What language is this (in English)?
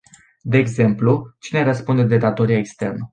Romanian